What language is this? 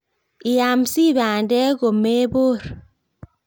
Kalenjin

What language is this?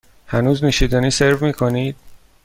Persian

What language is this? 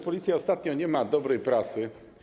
Polish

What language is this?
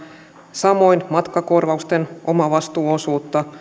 Finnish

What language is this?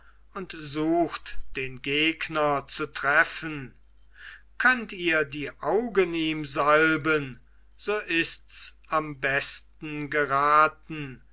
German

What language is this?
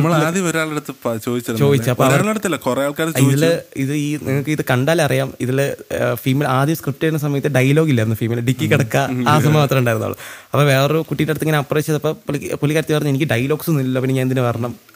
Malayalam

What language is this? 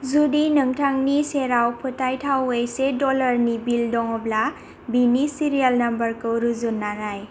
Bodo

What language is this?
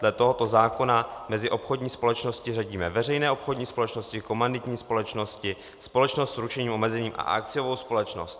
Czech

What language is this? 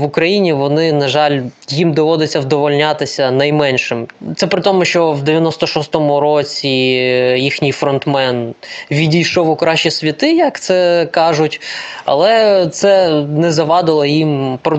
Ukrainian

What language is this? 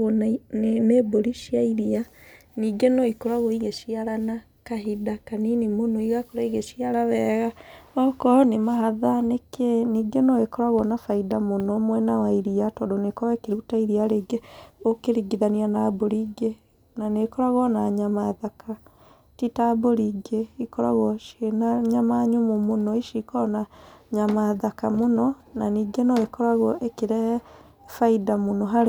Kikuyu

